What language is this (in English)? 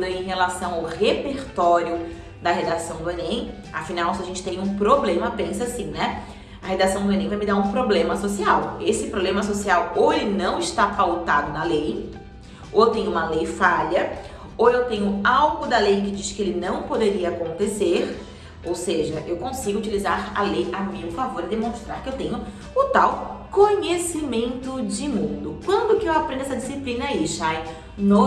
Portuguese